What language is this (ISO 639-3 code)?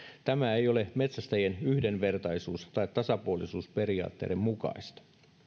fin